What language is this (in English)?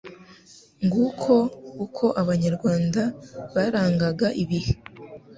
Kinyarwanda